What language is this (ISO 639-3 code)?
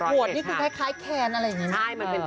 tha